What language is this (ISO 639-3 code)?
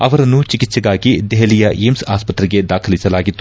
kan